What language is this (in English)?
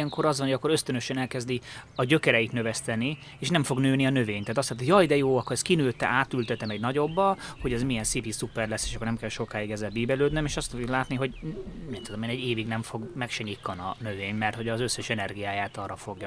Hungarian